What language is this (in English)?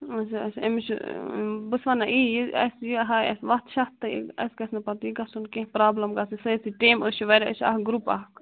Kashmiri